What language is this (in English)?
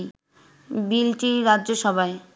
Bangla